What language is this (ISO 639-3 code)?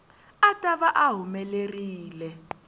tso